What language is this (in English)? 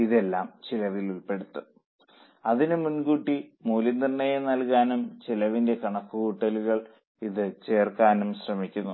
Malayalam